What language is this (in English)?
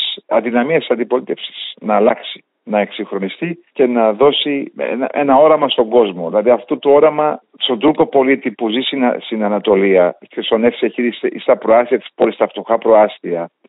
Greek